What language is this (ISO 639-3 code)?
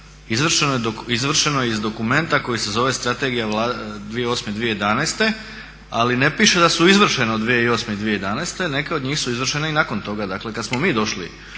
hrv